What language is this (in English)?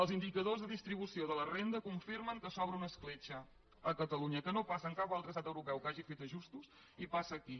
Catalan